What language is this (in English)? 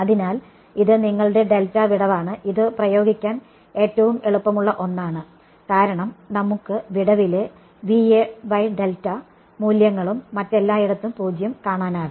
Malayalam